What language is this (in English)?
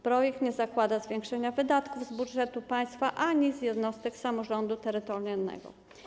Polish